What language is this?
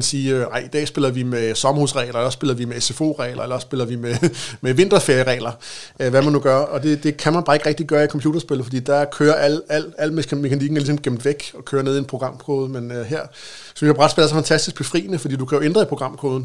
Danish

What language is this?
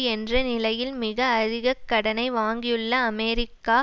Tamil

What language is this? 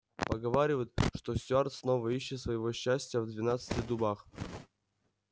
Russian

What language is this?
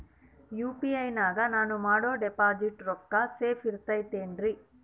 Kannada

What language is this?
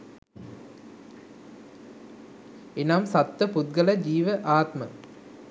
Sinhala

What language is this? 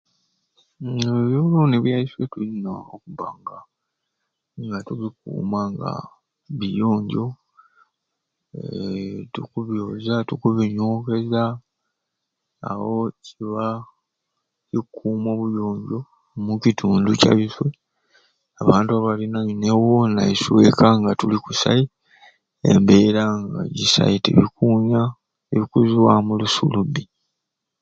Ruuli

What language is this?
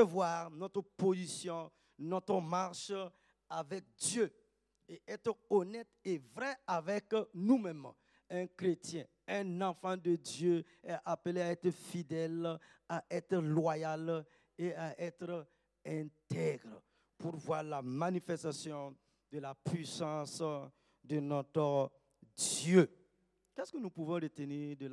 French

